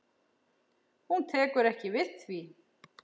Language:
Icelandic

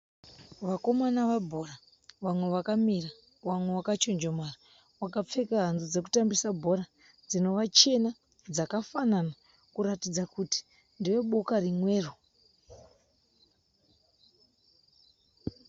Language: Shona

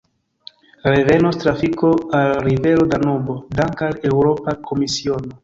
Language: Esperanto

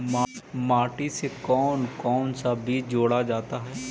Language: Magahi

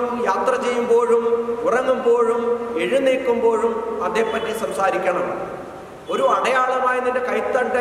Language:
Malayalam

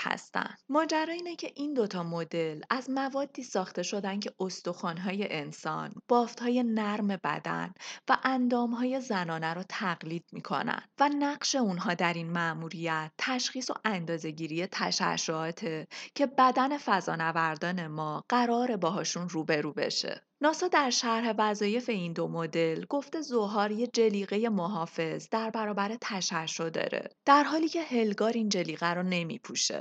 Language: Persian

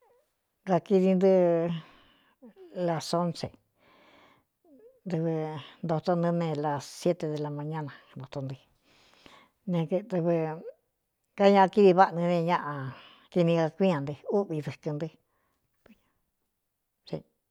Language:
Cuyamecalco Mixtec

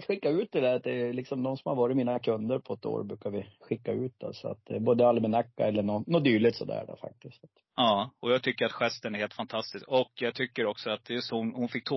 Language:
Swedish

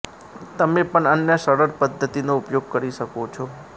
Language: Gujarati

